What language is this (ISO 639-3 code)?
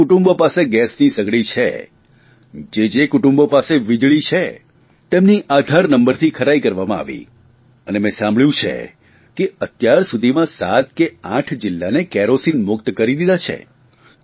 guj